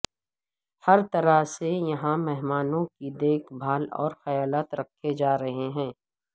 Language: Urdu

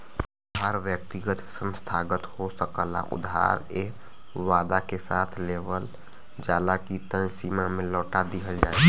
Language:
Bhojpuri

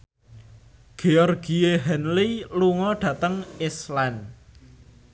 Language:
Javanese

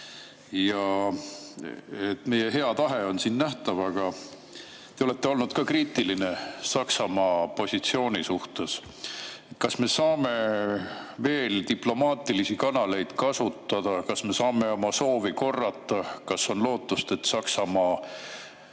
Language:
Estonian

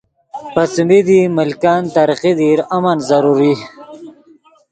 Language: Yidgha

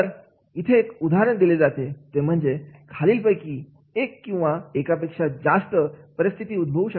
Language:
Marathi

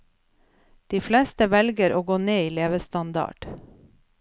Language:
Norwegian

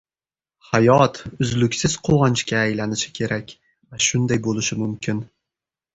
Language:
Uzbek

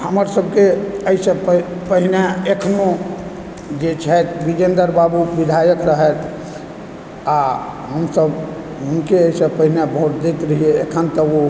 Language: Maithili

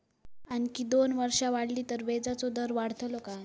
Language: Marathi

